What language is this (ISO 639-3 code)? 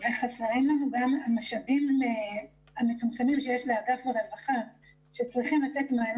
heb